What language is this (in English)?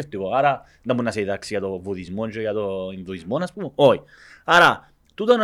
Greek